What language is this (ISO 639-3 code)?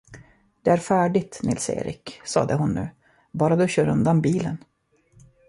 swe